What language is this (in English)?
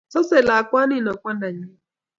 Kalenjin